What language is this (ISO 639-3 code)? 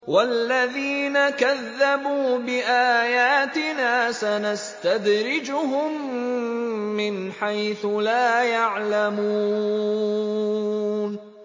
ara